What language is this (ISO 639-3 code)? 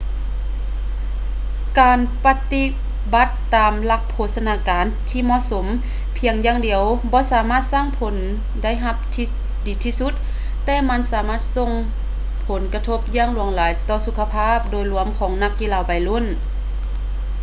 lao